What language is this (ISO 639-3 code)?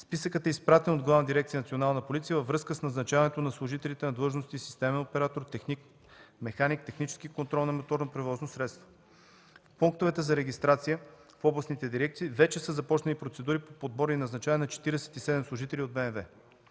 bul